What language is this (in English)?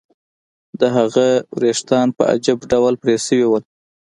Pashto